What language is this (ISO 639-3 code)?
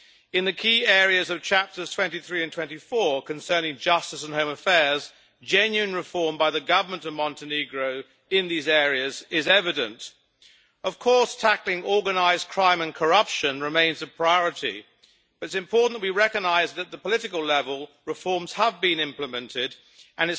eng